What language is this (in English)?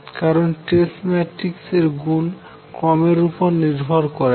Bangla